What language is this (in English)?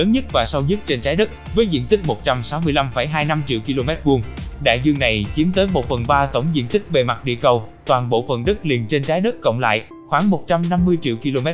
Vietnamese